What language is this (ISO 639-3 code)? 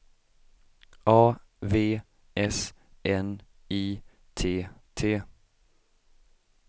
swe